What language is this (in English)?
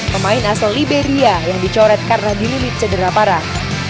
Indonesian